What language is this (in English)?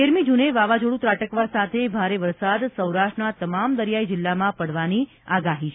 Gujarati